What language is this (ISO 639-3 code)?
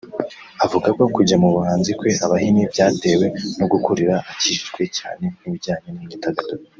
kin